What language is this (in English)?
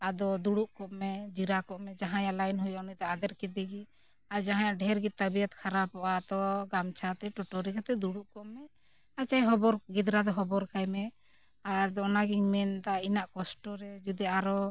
Santali